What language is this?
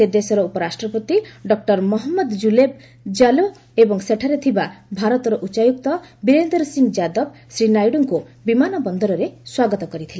Odia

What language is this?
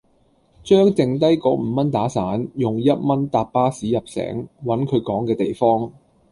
Cantonese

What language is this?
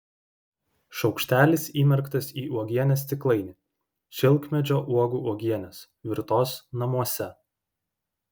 Lithuanian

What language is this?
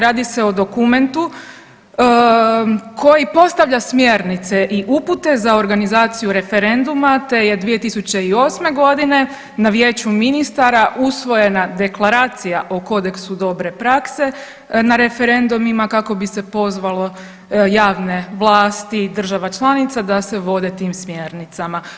Croatian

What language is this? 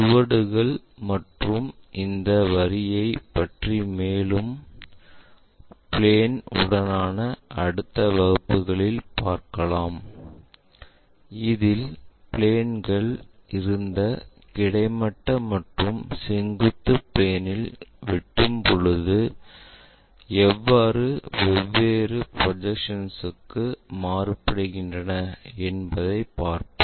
Tamil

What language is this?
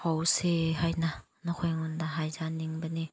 Manipuri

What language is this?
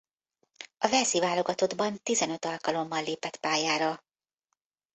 Hungarian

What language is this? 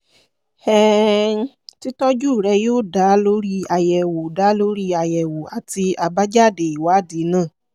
Yoruba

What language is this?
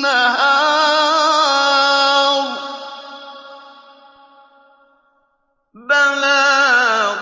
Arabic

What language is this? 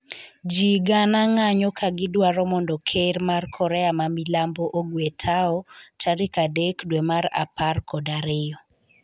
Luo (Kenya and Tanzania)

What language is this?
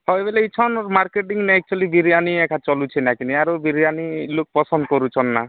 Odia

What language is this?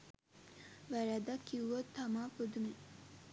Sinhala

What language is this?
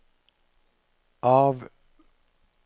Norwegian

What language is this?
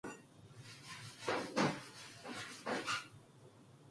Korean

